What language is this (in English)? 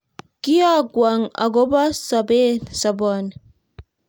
Kalenjin